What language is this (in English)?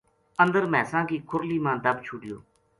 Gujari